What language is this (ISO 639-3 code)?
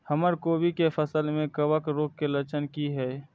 mai